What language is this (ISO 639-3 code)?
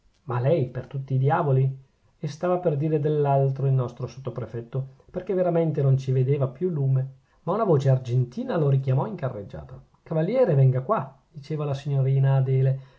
ita